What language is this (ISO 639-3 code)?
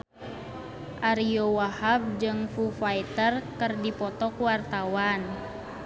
sun